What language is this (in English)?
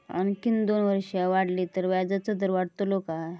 Marathi